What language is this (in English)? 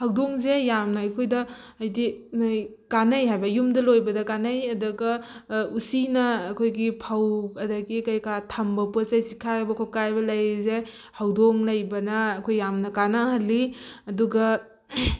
Manipuri